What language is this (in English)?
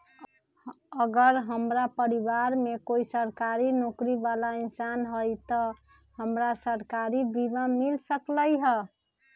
Magahi